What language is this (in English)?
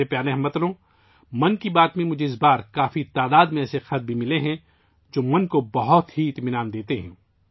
Urdu